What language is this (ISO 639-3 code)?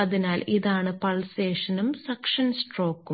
mal